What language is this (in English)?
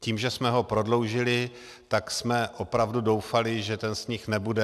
Czech